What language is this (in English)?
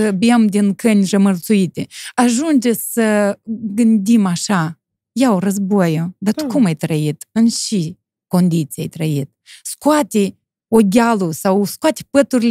Romanian